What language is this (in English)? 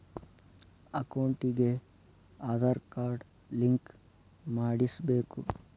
Kannada